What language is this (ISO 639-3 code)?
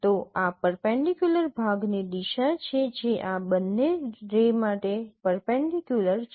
guj